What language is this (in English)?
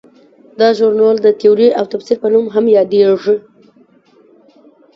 Pashto